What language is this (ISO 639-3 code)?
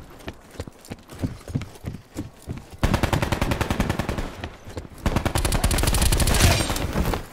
eng